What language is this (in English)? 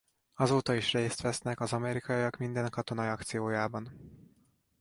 Hungarian